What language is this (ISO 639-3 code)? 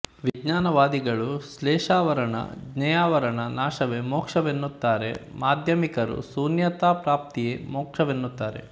kan